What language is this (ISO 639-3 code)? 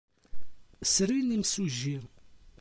kab